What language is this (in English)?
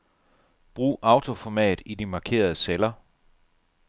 Danish